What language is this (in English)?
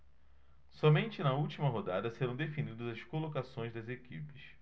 Portuguese